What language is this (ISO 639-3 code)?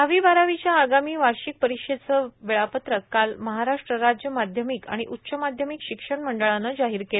mar